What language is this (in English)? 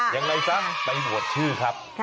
Thai